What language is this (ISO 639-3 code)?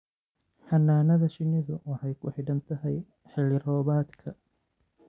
som